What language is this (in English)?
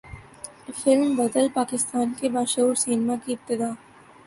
Urdu